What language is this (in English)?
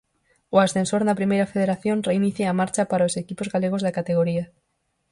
Galician